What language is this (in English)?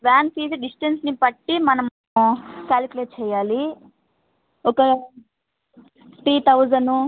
Telugu